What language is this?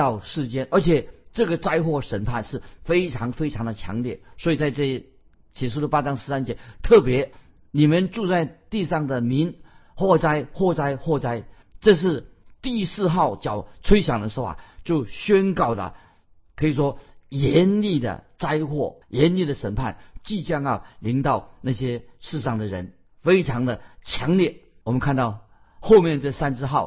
Chinese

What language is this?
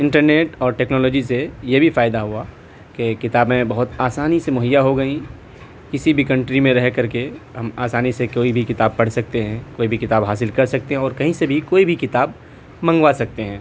Urdu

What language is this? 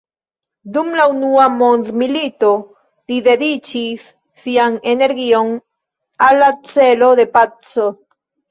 Esperanto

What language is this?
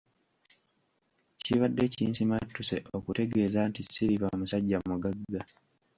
Ganda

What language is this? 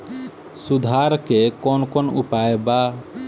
Bhojpuri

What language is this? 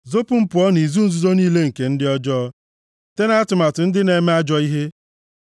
Igbo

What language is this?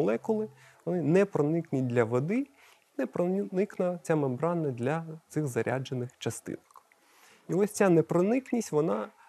Ukrainian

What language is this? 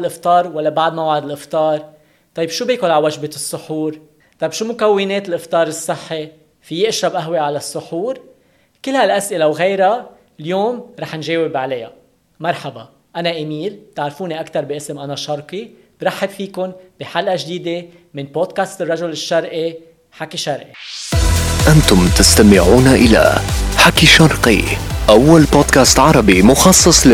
Arabic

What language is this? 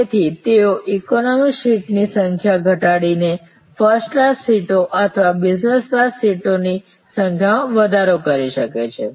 Gujarati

